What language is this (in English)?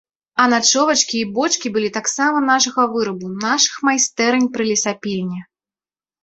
Belarusian